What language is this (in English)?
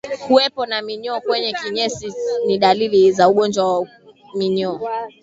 Swahili